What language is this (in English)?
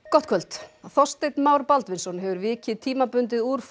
Icelandic